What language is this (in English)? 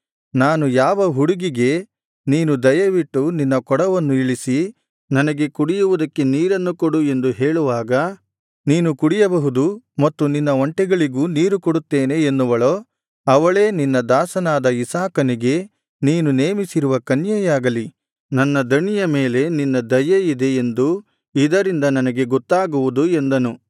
Kannada